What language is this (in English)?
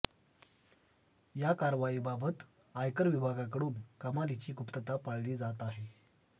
Marathi